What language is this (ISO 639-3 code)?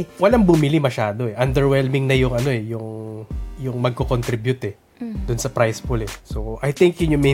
fil